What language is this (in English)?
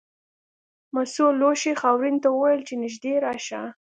Pashto